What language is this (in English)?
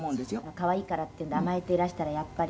Japanese